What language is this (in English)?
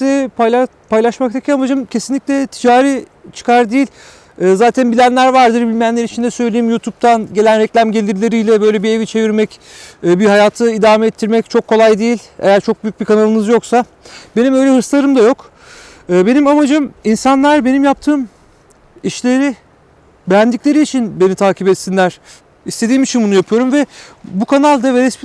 Turkish